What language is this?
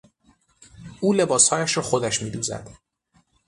Persian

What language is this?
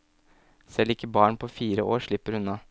Norwegian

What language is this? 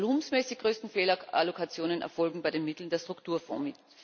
German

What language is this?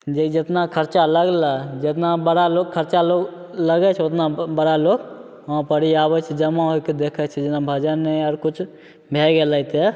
Maithili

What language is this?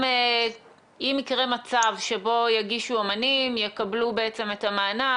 Hebrew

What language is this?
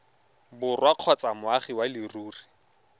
Tswana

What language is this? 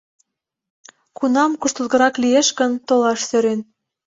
Mari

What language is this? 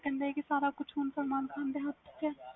Punjabi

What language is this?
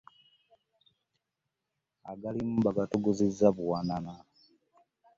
Ganda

